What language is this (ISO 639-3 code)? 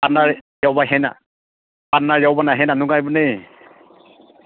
mni